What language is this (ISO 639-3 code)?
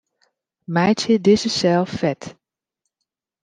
fry